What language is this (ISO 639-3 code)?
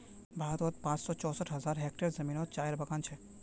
mag